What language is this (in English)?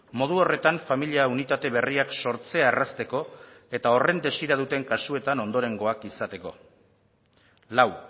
Basque